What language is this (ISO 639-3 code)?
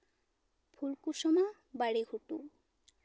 sat